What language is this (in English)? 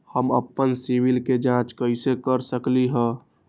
Magahi